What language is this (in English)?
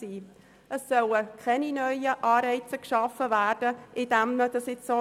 Swiss German